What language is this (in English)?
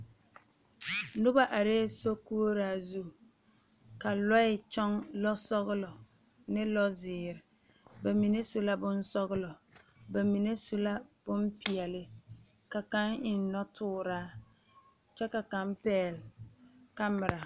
Southern Dagaare